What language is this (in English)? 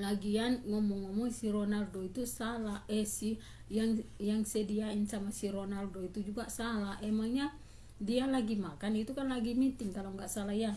Indonesian